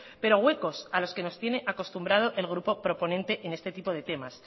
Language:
Spanish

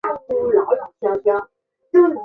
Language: Chinese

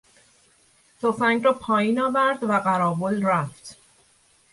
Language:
Persian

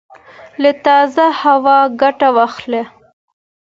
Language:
Pashto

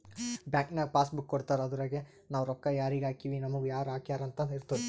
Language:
Kannada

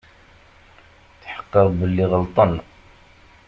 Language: Kabyle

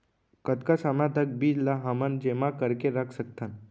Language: Chhattisgarhi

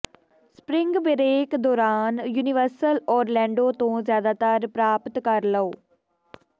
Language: Punjabi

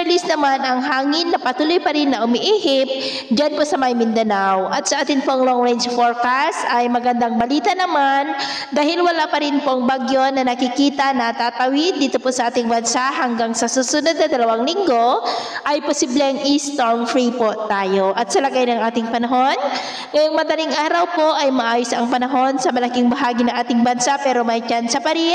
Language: Filipino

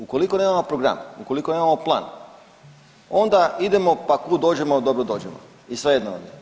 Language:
Croatian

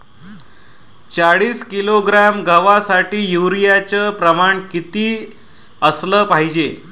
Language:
Marathi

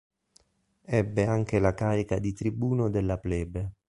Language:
Italian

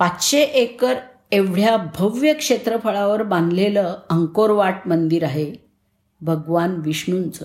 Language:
Marathi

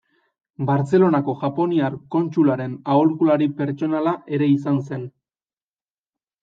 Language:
Basque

